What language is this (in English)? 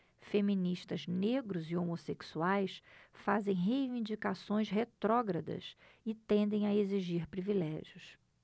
Portuguese